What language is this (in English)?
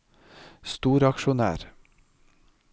Norwegian